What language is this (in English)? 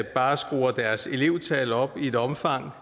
Danish